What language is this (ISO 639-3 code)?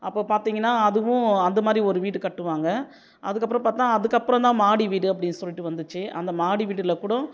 tam